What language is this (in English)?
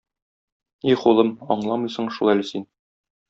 Tatar